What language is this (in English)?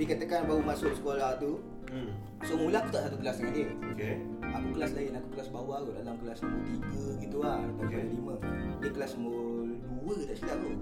Malay